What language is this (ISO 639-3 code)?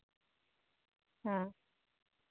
sat